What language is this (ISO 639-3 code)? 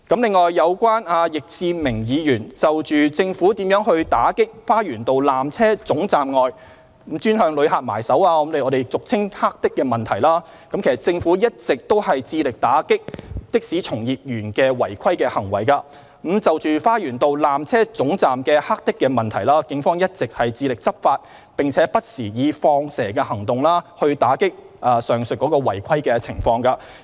yue